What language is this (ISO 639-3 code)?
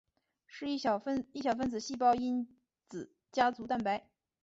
zho